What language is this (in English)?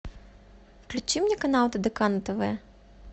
Russian